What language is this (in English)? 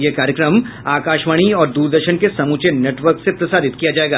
Hindi